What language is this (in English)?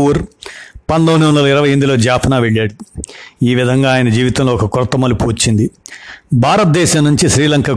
Telugu